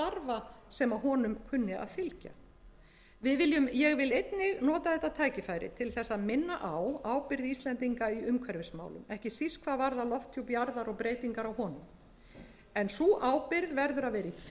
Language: Icelandic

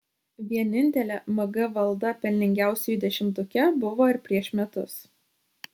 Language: Lithuanian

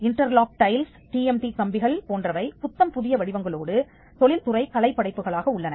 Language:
Tamil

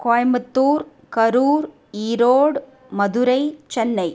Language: Sanskrit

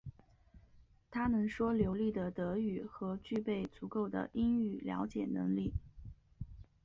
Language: Chinese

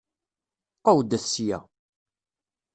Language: Kabyle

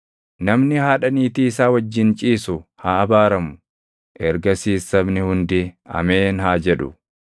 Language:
Oromo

